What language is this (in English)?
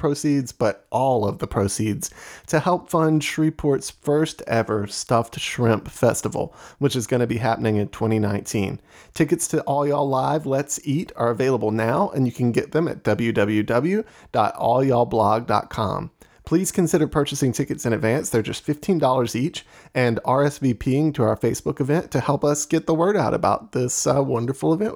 English